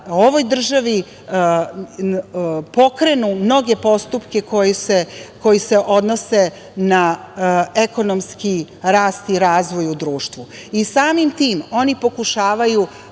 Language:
Serbian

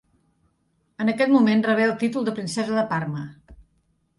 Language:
Catalan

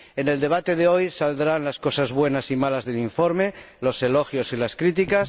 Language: Spanish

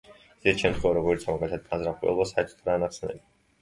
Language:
Georgian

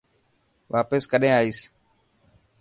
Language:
Dhatki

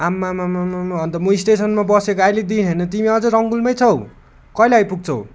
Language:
Nepali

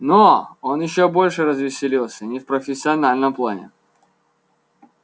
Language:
Russian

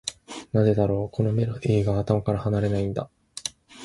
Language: Japanese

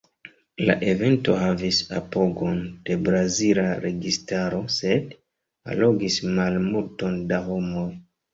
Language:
Esperanto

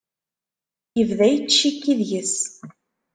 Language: Kabyle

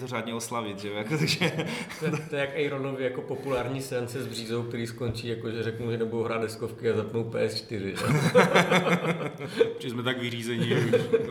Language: Czech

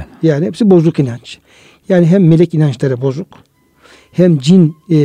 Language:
Turkish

